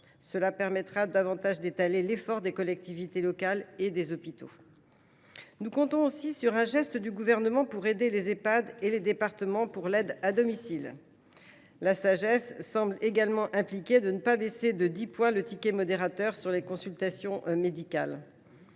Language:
French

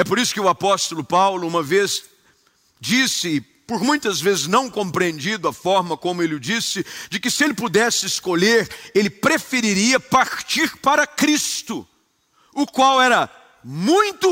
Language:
Portuguese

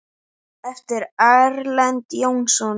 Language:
Icelandic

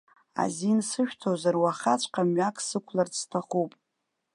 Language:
Abkhazian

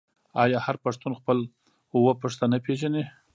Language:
Pashto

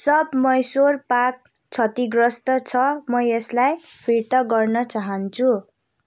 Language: Nepali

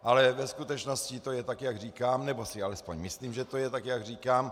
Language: Czech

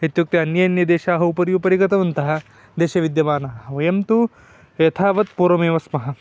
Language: Sanskrit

